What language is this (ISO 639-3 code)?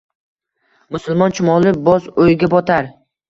uzb